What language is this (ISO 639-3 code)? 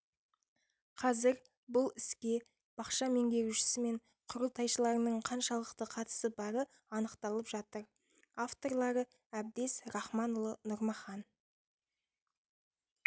kaz